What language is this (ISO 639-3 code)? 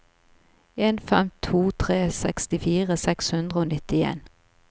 nor